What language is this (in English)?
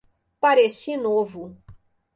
Portuguese